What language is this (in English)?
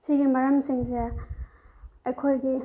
Manipuri